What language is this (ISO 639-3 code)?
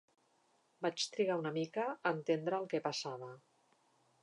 cat